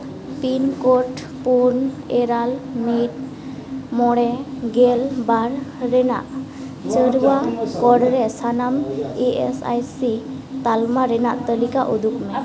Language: Santali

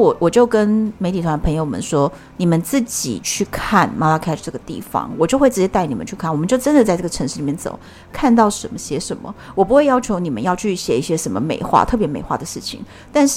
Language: Chinese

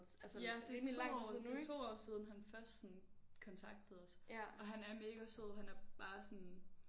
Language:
Danish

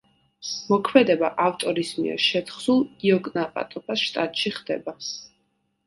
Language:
Georgian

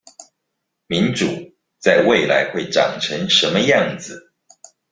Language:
Chinese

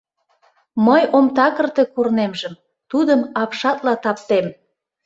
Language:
Mari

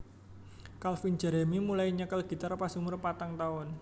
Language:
Javanese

